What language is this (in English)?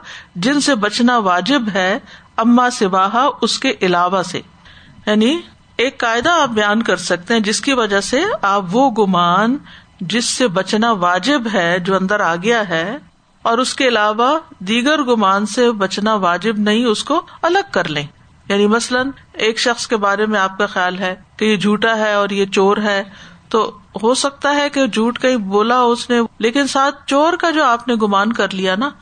Urdu